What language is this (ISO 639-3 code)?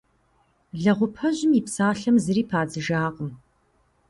kbd